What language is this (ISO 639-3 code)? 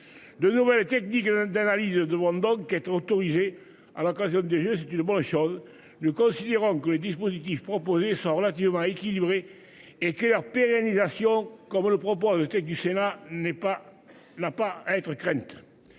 fra